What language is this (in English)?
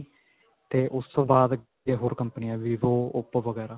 Punjabi